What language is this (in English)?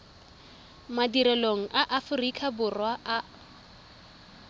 Tswana